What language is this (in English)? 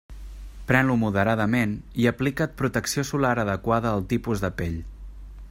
Catalan